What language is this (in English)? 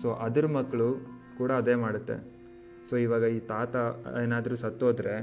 Kannada